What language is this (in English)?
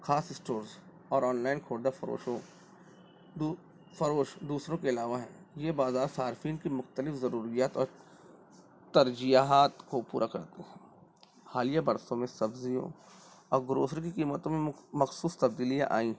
Urdu